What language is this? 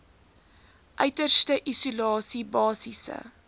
Afrikaans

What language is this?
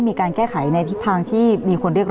Thai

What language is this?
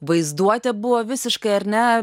Lithuanian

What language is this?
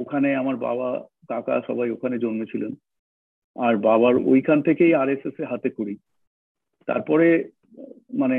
Bangla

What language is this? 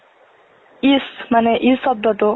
Assamese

